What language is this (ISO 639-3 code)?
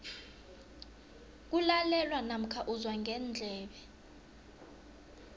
nbl